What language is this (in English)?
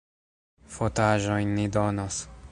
Esperanto